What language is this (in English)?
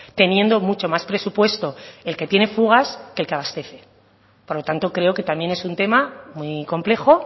Spanish